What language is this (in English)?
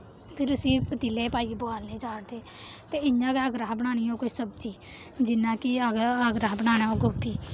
Dogri